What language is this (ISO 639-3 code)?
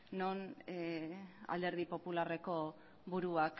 eus